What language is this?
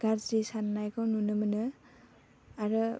Bodo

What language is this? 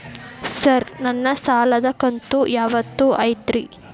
Kannada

